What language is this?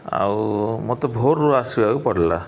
Odia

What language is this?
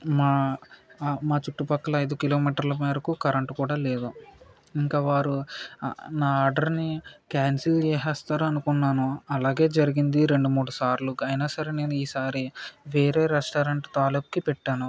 Telugu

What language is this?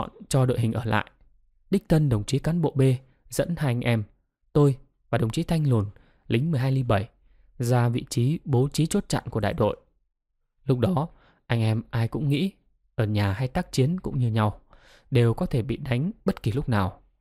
Vietnamese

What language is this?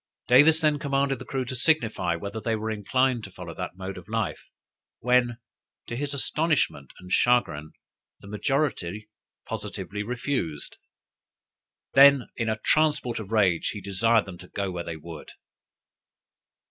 English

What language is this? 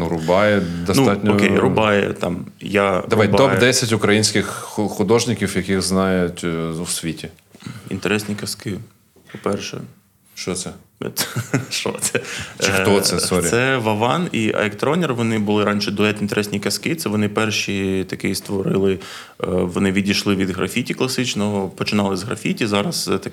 Ukrainian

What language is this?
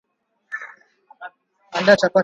Swahili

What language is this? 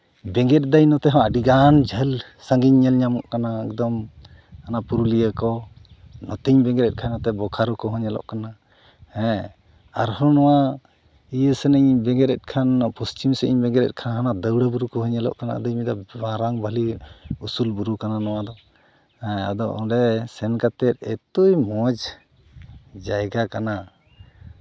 Santali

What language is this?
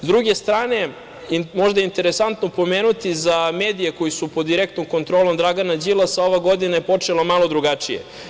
Serbian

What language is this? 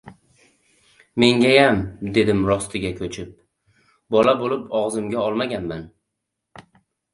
Uzbek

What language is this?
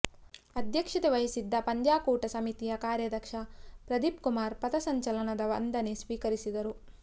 Kannada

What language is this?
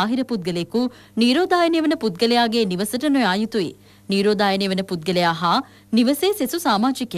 Hindi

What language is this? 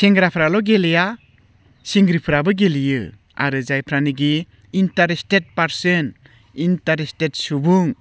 Bodo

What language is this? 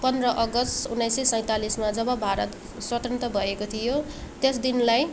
Nepali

